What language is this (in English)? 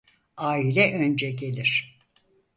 Turkish